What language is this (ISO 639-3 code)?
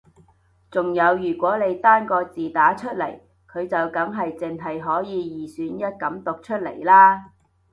yue